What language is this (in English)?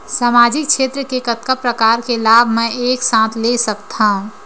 Chhattisgarhi